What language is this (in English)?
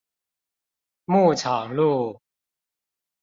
Chinese